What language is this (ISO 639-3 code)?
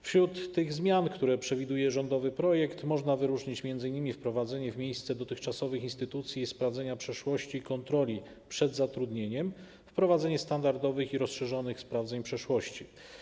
pol